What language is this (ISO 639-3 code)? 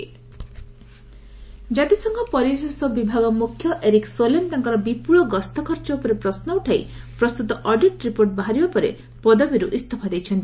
ori